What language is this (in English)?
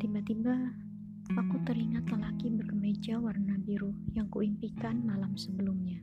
Indonesian